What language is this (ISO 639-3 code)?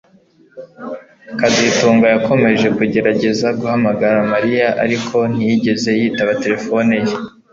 kin